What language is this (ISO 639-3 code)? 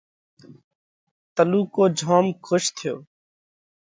kvx